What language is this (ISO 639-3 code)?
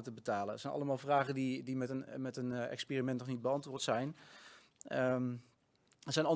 nld